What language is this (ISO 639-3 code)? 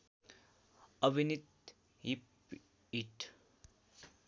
nep